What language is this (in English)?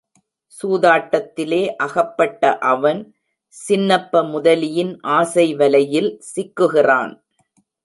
Tamil